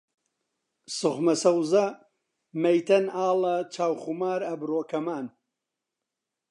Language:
Central Kurdish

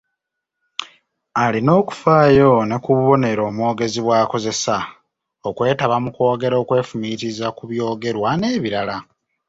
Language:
Ganda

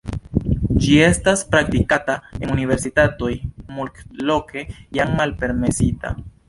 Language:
Esperanto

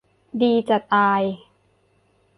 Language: Thai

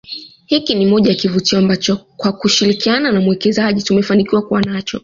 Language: Swahili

